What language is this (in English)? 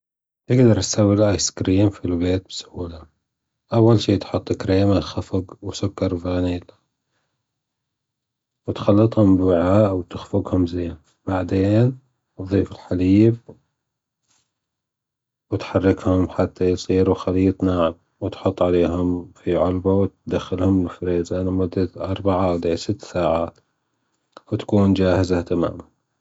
Gulf Arabic